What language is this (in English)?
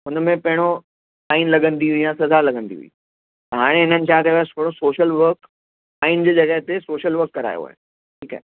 Sindhi